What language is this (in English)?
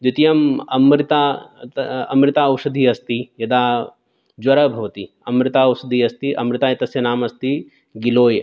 Sanskrit